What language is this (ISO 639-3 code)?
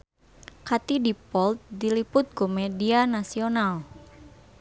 sun